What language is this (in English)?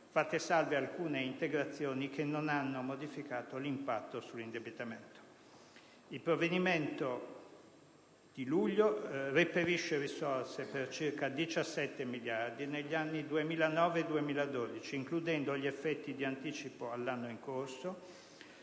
Italian